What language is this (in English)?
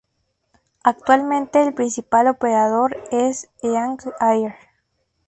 Spanish